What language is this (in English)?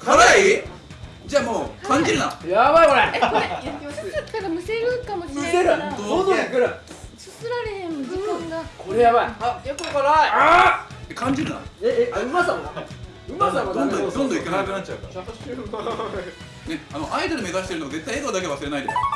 Japanese